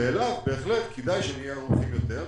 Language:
Hebrew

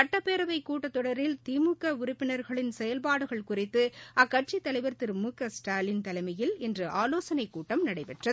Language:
Tamil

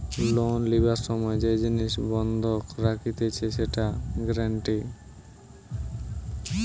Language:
Bangla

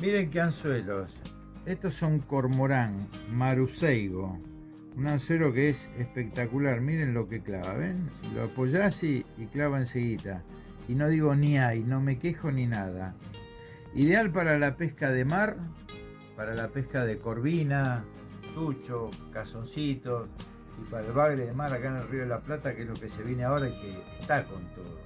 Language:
Spanish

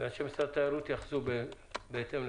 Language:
Hebrew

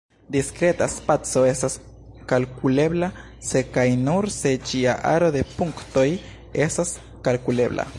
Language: Esperanto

